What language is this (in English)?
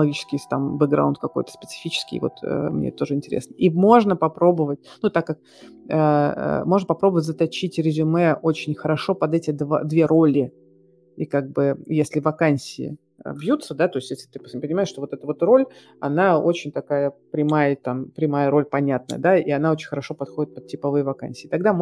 Russian